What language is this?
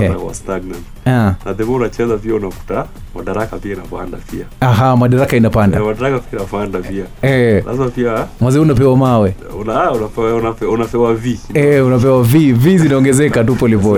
Swahili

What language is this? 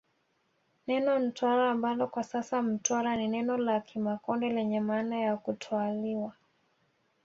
Swahili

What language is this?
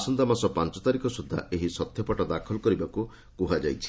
Odia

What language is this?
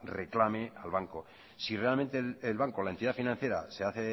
Spanish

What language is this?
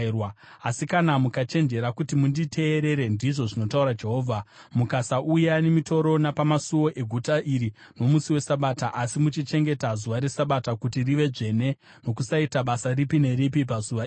Shona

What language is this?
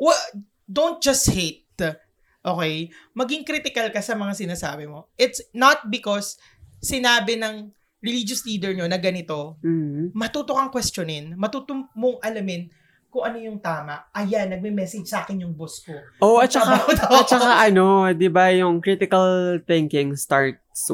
Filipino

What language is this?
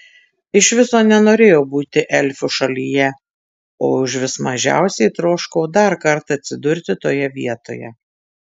Lithuanian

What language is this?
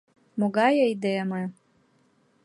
Mari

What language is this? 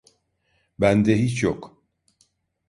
Turkish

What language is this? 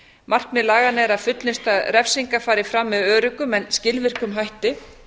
Icelandic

